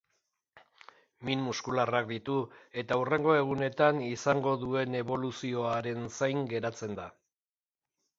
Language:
Basque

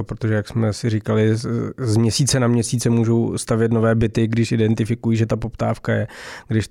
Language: Czech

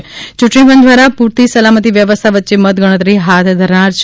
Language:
Gujarati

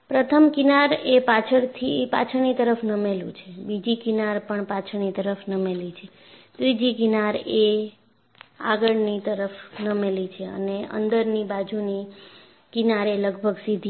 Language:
Gujarati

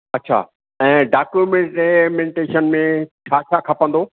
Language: Sindhi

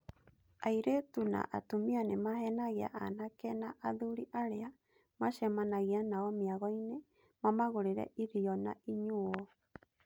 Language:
Kikuyu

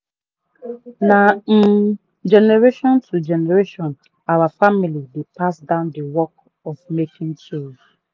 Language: Nigerian Pidgin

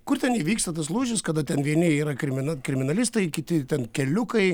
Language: Lithuanian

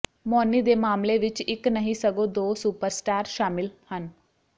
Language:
Punjabi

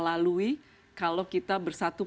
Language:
Indonesian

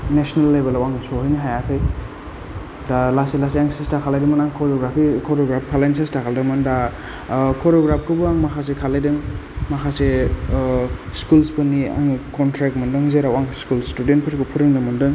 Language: Bodo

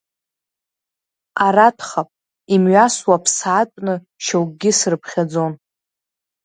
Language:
Abkhazian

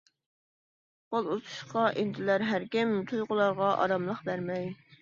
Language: Uyghur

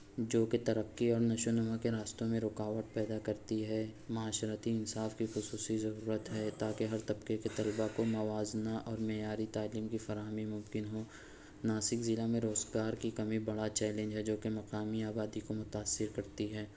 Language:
Urdu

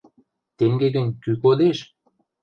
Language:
Western Mari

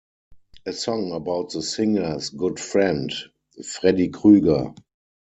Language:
English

